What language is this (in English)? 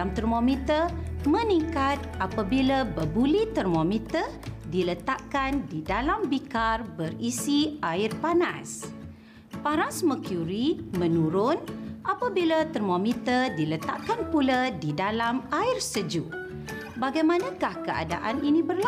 Malay